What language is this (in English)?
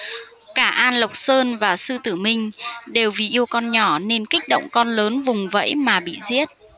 Vietnamese